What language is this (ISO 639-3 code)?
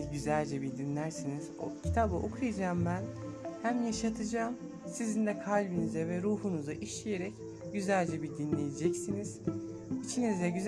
tur